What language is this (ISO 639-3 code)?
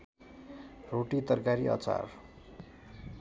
nep